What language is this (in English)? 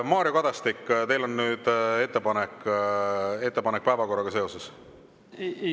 Estonian